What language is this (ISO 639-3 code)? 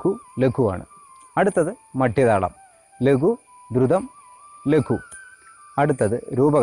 hin